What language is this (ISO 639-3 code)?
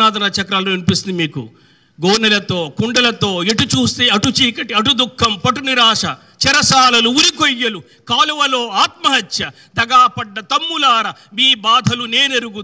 tel